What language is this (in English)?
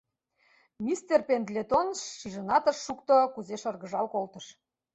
Mari